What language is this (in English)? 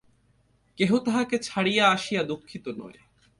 Bangla